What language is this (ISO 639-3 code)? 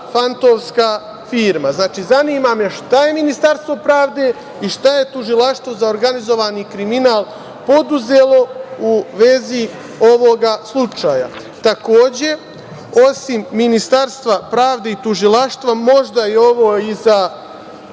srp